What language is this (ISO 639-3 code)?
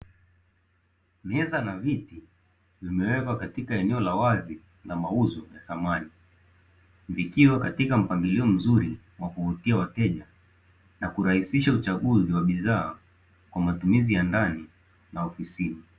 swa